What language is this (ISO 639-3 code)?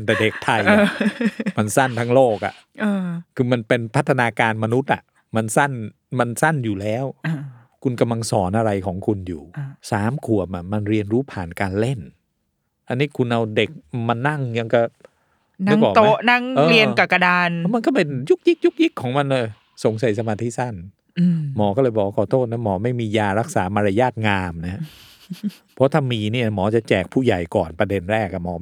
tha